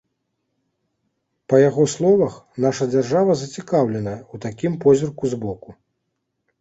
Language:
Belarusian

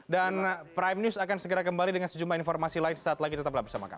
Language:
Indonesian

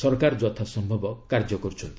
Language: Odia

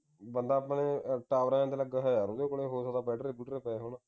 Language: Punjabi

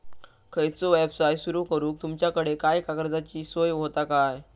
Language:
Marathi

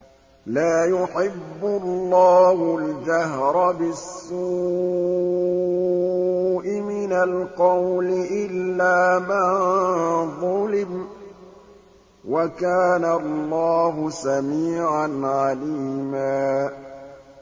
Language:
Arabic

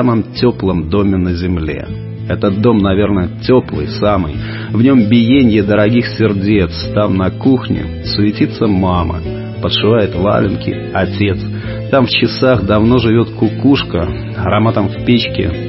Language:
Russian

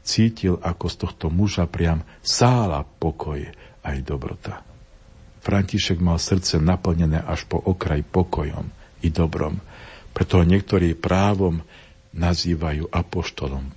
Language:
Slovak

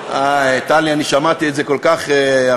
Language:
Hebrew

